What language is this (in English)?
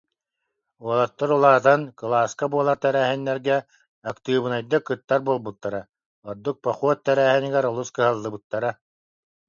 Yakut